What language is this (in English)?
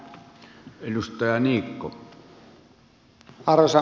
Finnish